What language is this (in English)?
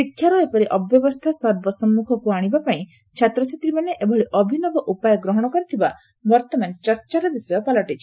Odia